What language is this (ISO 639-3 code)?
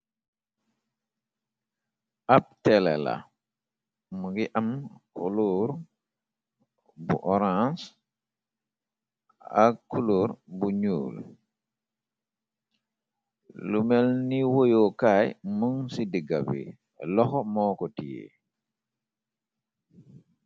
wol